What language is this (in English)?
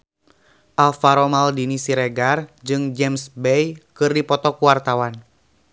Sundanese